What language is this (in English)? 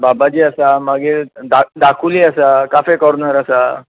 Konkani